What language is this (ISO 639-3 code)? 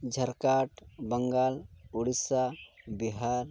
sat